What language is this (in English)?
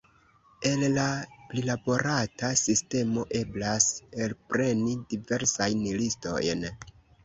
Esperanto